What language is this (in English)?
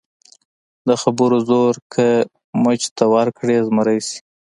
Pashto